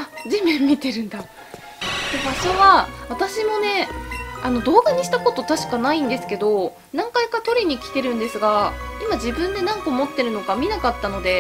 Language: Japanese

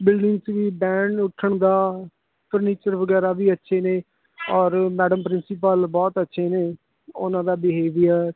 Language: Punjabi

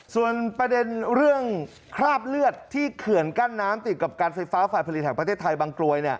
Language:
Thai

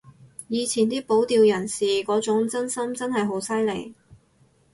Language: Cantonese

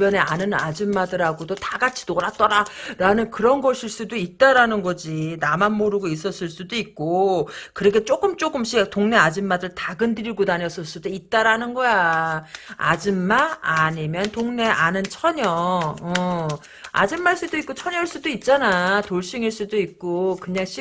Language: Korean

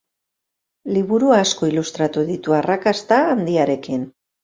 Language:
Basque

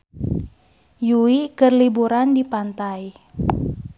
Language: Sundanese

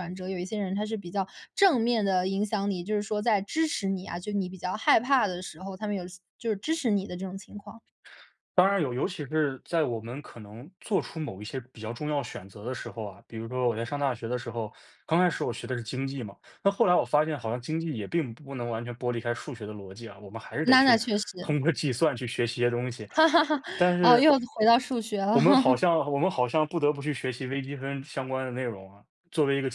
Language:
Chinese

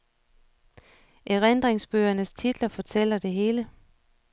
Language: Danish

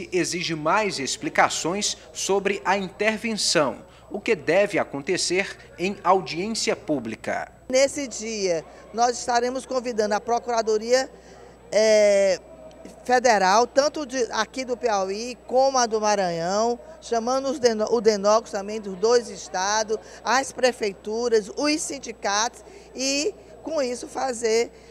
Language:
Portuguese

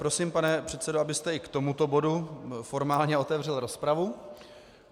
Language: Czech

